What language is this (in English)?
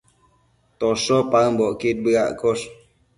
Matsés